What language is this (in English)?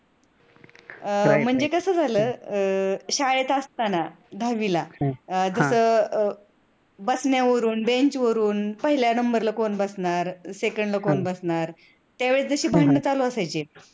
Marathi